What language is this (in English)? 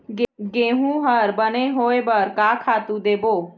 Chhattisgarhi